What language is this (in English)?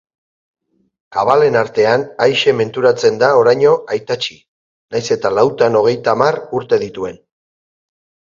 Basque